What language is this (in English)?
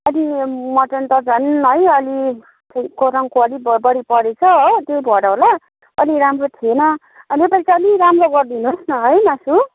Nepali